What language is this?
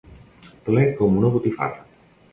Catalan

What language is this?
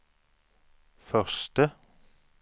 Swedish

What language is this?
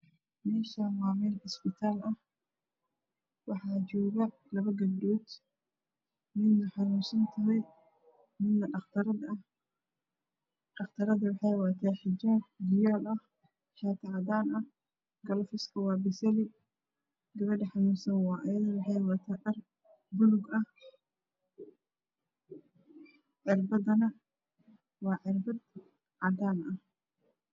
Somali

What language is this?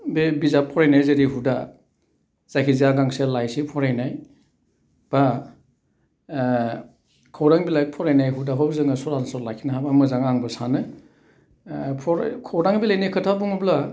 Bodo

